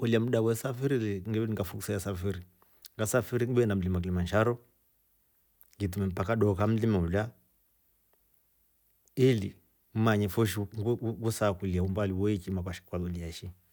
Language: Rombo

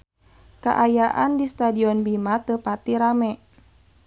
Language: Sundanese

